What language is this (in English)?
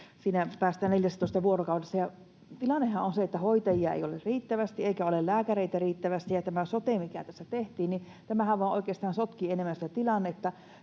Finnish